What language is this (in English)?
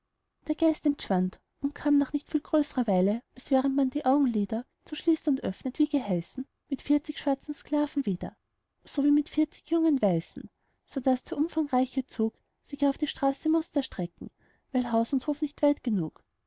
German